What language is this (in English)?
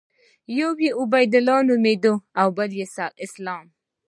Pashto